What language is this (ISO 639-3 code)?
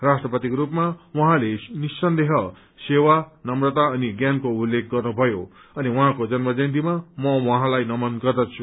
nep